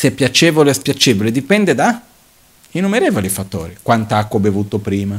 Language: Italian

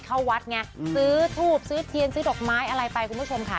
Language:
Thai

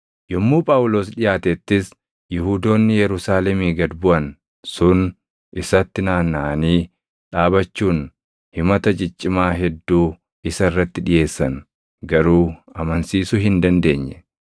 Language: Oromo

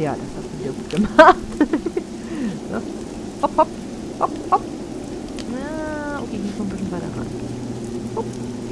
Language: German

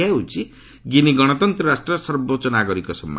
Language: Odia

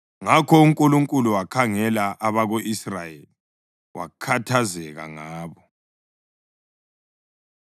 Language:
North Ndebele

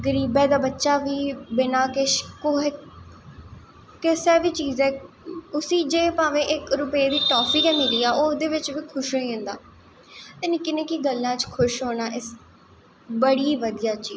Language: Dogri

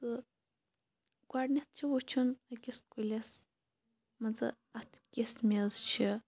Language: Kashmiri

